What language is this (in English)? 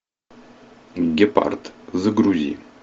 Russian